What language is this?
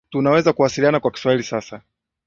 Swahili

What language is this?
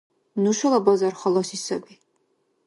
Dargwa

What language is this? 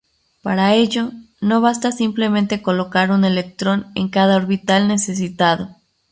Spanish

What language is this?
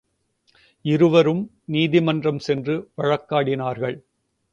Tamil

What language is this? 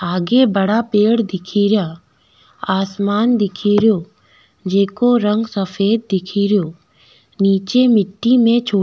Rajasthani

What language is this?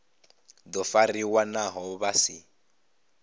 Venda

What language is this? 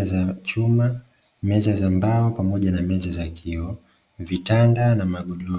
Swahili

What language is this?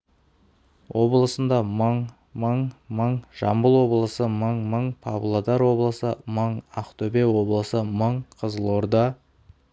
Kazakh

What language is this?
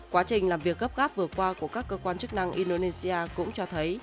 Vietnamese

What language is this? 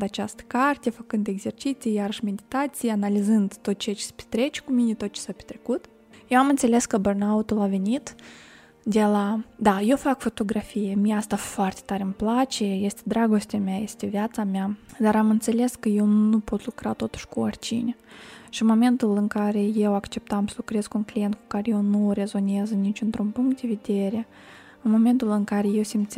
Romanian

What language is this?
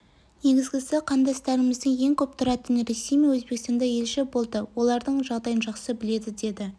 Kazakh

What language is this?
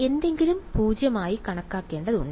Malayalam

